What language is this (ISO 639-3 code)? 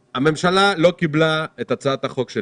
heb